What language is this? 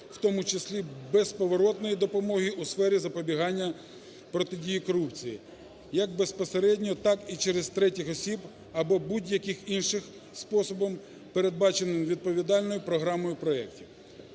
Ukrainian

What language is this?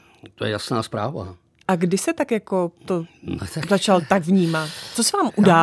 Czech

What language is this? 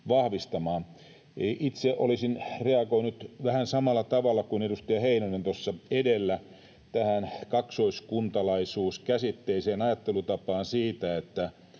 Finnish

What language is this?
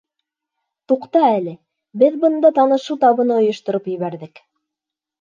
Bashkir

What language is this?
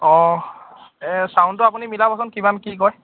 Assamese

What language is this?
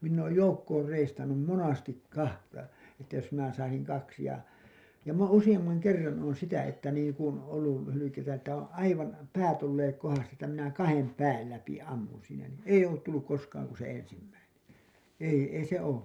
Finnish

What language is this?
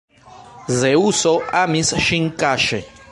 Esperanto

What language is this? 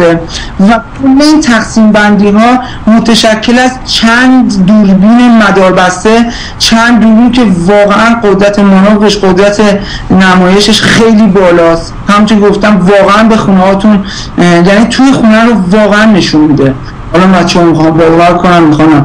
Persian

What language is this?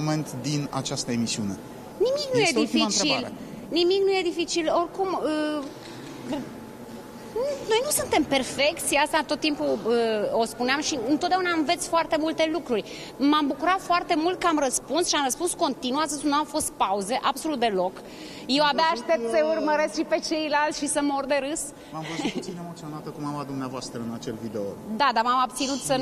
Romanian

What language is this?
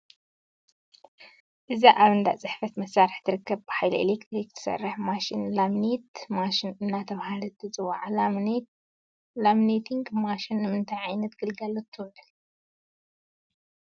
Tigrinya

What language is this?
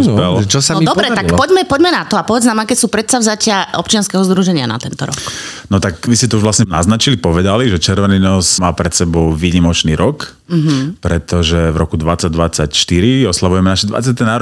Slovak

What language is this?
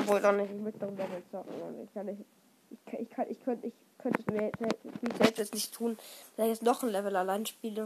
German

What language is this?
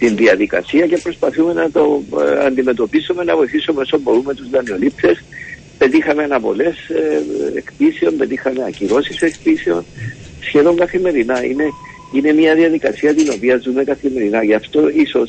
Greek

